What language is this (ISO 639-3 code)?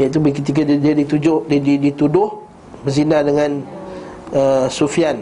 msa